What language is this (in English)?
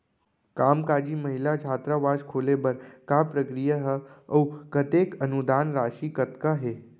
Chhattisgarhi